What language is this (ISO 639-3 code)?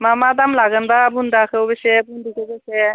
brx